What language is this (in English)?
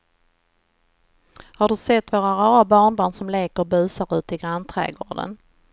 Swedish